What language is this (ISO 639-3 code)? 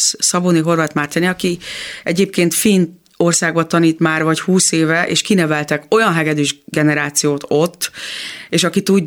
hun